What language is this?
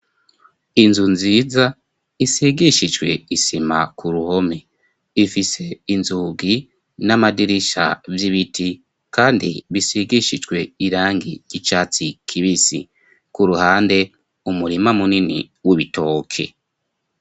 Rundi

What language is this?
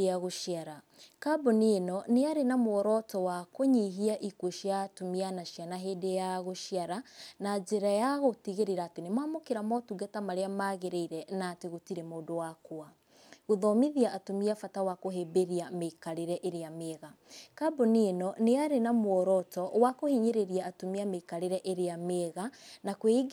Kikuyu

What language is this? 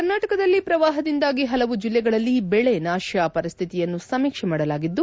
Kannada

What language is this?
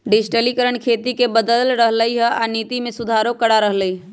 Magahi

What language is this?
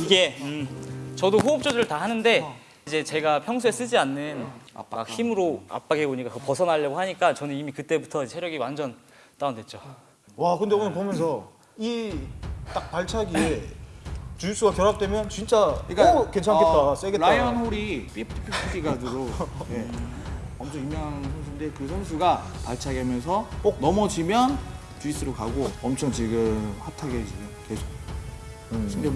Korean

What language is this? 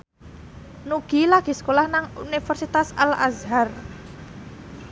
Javanese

